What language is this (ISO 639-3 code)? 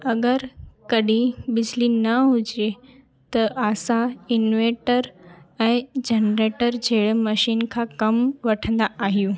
snd